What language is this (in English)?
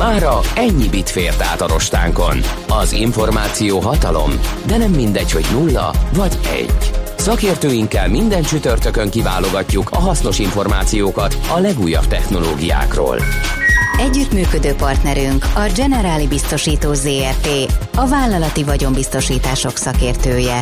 Hungarian